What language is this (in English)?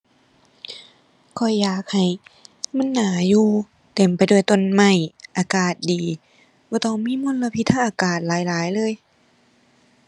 Thai